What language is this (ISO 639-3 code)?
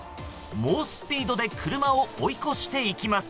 jpn